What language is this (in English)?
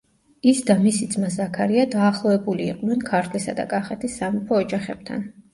Georgian